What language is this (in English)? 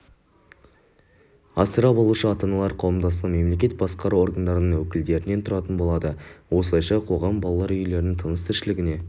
Kazakh